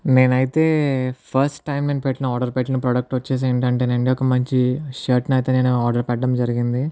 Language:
Telugu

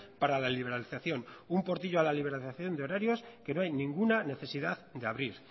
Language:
Spanish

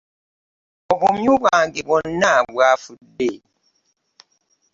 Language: Ganda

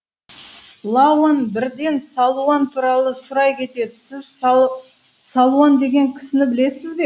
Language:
Kazakh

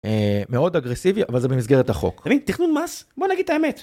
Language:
Hebrew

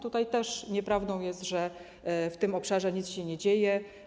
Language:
Polish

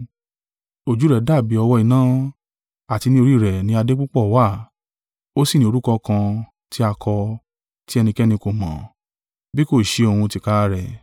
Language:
Yoruba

